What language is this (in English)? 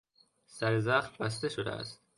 Persian